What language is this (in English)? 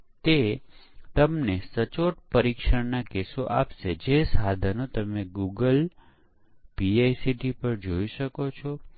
Gujarati